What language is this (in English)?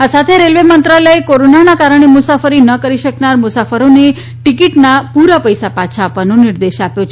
Gujarati